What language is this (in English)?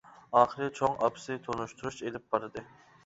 Uyghur